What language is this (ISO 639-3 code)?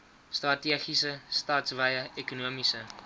afr